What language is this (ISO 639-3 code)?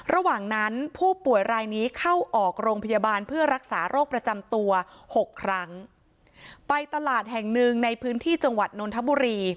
tha